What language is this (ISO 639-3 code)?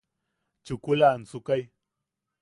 yaq